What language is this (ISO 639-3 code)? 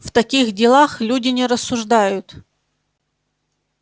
rus